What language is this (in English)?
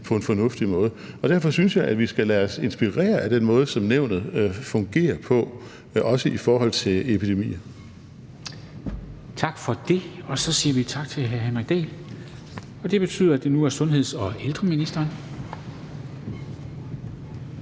Danish